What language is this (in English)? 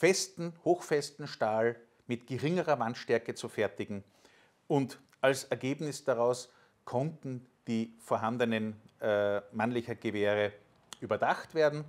German